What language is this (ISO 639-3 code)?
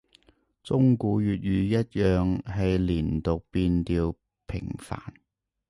yue